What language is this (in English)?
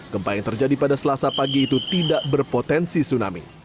Indonesian